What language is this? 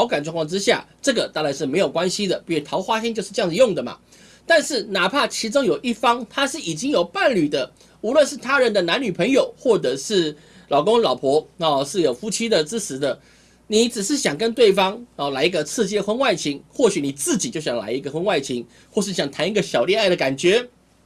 Chinese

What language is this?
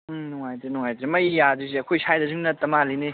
Manipuri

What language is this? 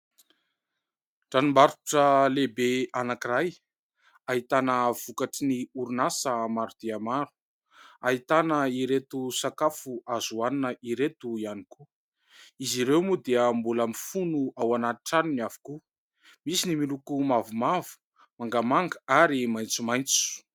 Malagasy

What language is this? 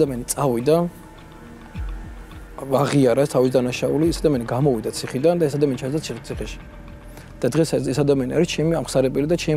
Arabic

